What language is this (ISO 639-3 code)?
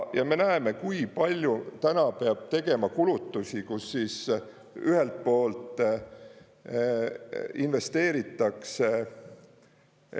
est